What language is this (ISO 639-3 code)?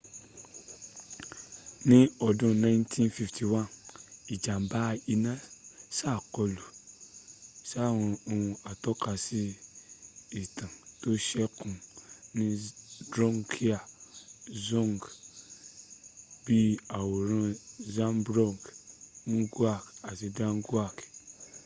yor